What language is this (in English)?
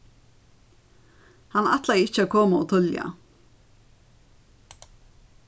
Faroese